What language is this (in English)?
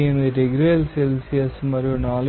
Telugu